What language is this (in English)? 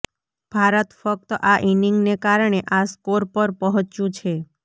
Gujarati